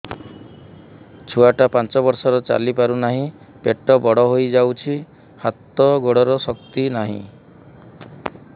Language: Odia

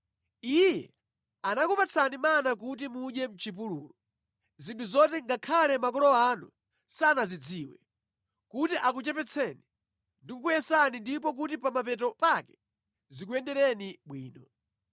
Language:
Nyanja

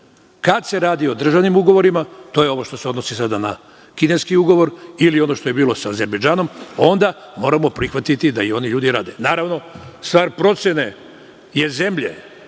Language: Serbian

